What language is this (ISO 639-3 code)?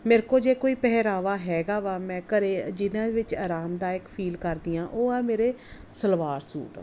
pan